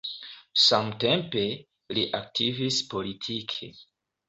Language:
Esperanto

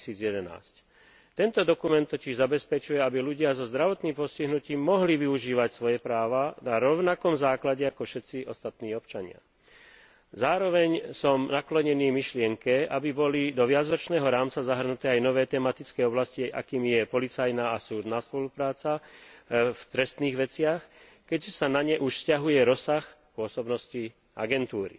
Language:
Slovak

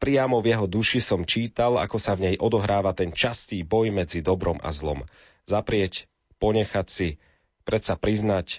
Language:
Slovak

